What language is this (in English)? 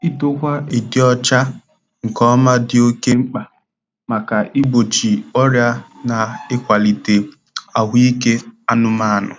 Igbo